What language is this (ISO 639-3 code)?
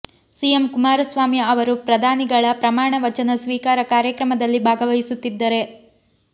kan